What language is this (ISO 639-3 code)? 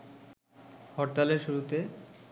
ben